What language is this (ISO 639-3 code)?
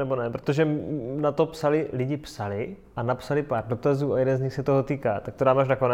ces